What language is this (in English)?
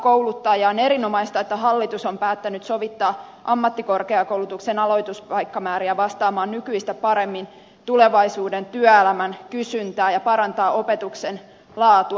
Finnish